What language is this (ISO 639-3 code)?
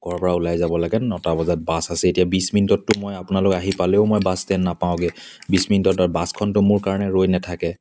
asm